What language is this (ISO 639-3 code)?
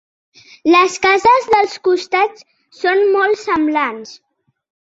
cat